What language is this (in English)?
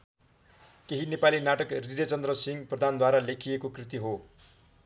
Nepali